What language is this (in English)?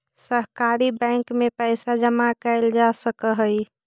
Magahi